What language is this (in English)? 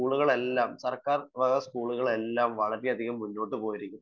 Malayalam